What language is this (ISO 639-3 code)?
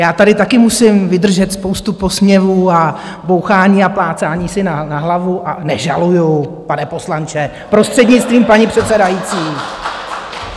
ces